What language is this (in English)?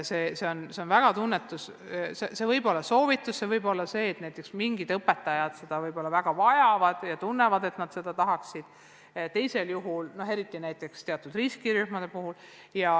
Estonian